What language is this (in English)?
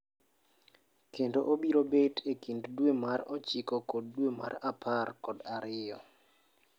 Luo (Kenya and Tanzania)